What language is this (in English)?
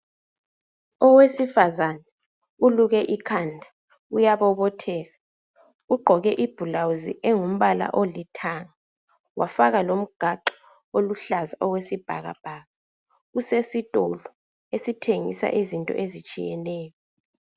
North Ndebele